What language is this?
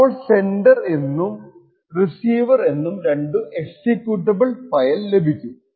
Malayalam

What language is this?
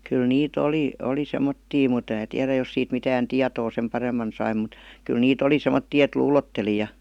Finnish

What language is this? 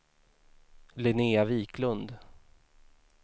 Swedish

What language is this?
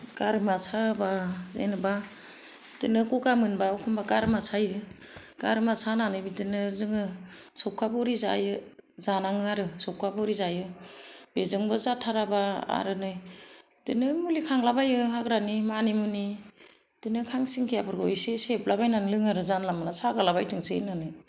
Bodo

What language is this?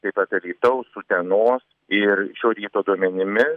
Lithuanian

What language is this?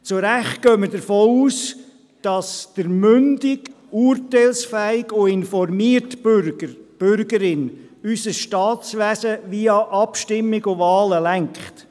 Swiss German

